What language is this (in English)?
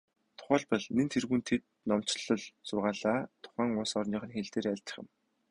Mongolian